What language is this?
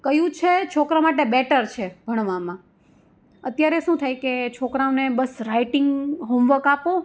Gujarati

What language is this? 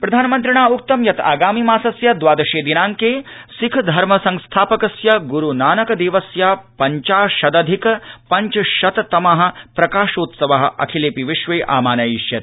Sanskrit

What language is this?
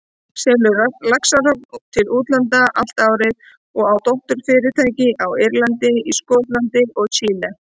Icelandic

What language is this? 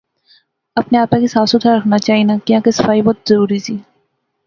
Pahari-Potwari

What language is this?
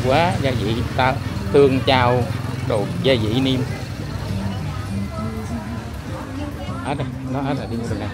Vietnamese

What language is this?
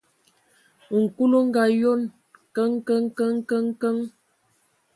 Ewondo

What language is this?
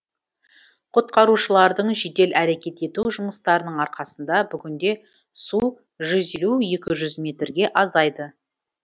Kazakh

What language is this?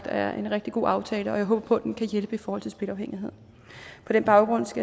Danish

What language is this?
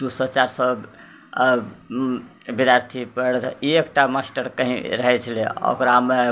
Maithili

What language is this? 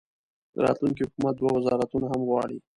Pashto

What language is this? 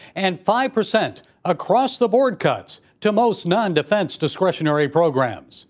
English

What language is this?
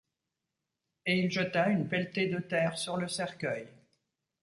French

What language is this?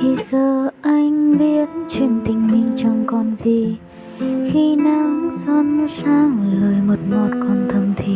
Vietnamese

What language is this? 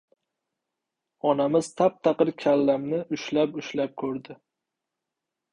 Uzbek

